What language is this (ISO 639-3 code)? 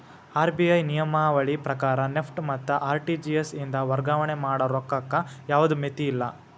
kan